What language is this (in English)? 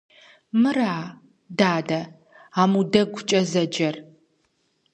Kabardian